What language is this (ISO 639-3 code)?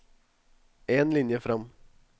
nor